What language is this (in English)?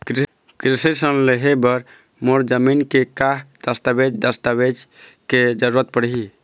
Chhattisgarhi